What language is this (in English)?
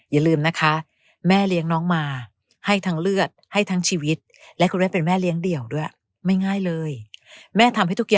Thai